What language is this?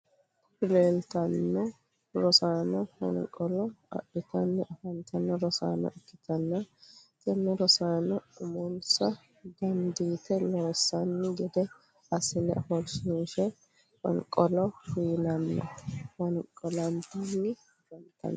Sidamo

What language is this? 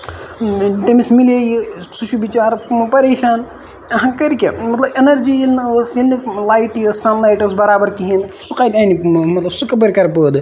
Kashmiri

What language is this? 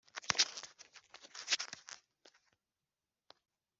Kinyarwanda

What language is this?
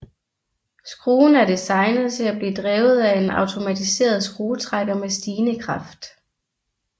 Danish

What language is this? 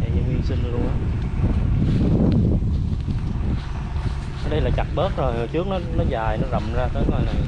Vietnamese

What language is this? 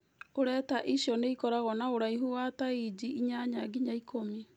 Kikuyu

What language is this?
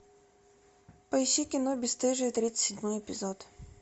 Russian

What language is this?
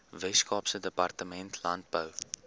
Afrikaans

